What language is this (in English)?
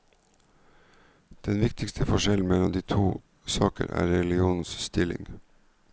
Norwegian